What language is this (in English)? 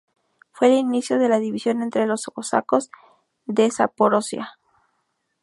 Spanish